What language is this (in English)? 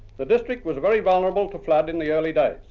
English